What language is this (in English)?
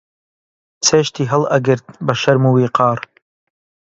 Central Kurdish